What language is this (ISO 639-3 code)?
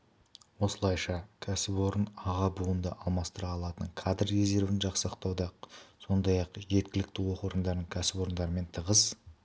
kaz